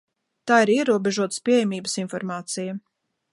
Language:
Latvian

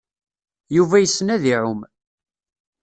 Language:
Kabyle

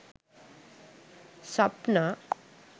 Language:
Sinhala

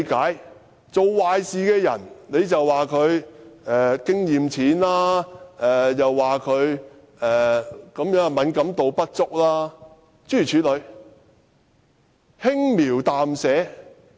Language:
Cantonese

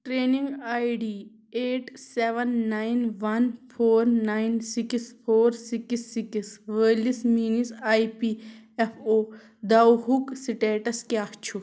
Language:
Kashmiri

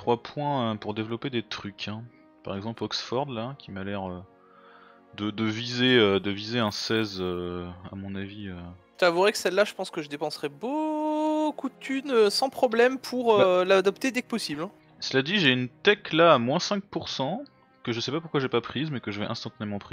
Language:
French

